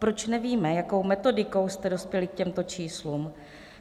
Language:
Czech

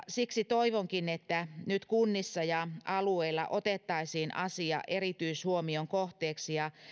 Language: Finnish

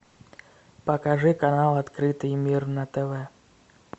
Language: Russian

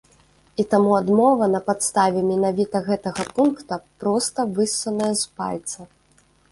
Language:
Belarusian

